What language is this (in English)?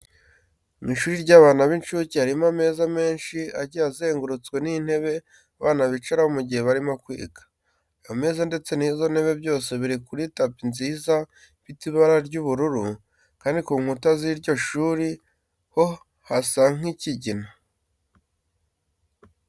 Kinyarwanda